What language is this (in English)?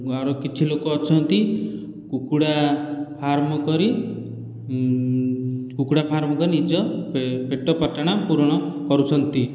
Odia